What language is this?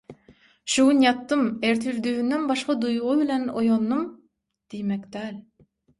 Turkmen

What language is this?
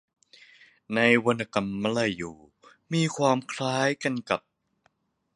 Thai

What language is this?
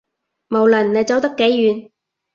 Cantonese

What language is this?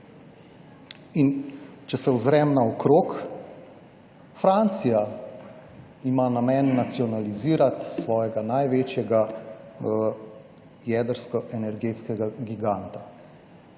Slovenian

